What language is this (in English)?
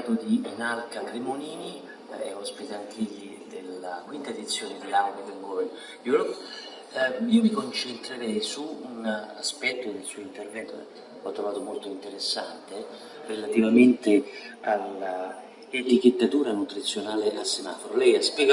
Italian